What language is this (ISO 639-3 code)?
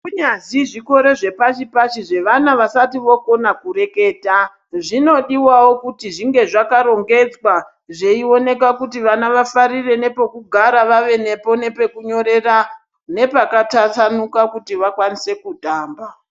ndc